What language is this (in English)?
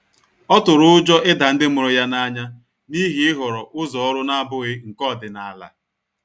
Igbo